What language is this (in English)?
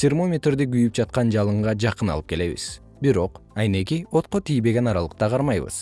Kyrgyz